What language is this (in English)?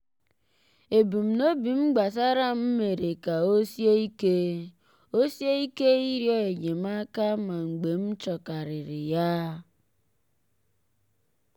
Igbo